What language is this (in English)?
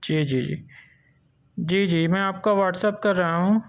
Urdu